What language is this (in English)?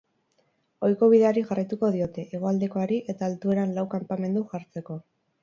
Basque